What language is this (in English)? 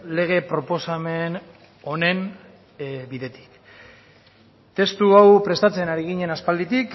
Basque